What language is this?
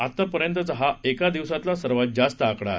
Marathi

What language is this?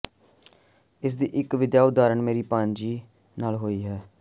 Punjabi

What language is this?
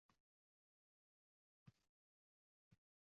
Uzbek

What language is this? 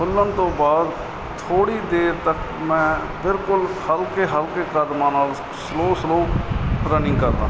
Punjabi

